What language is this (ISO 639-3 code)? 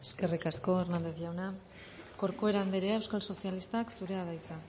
eus